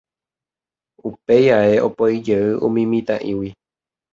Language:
Guarani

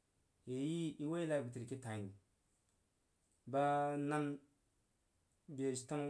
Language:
Jiba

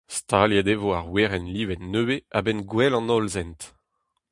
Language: Breton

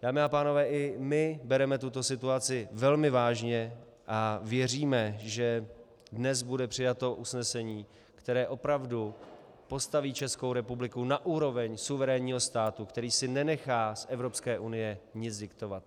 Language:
Czech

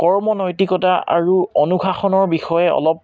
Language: Assamese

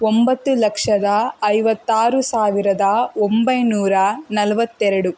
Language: Kannada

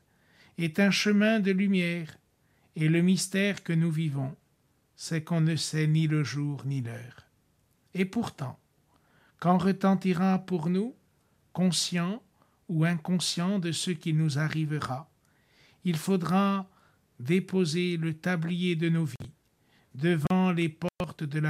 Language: French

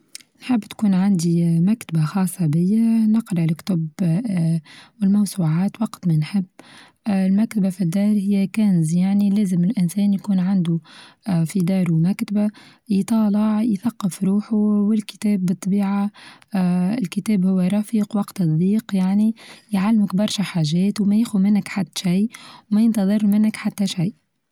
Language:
Tunisian Arabic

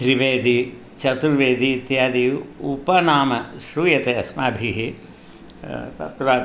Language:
Sanskrit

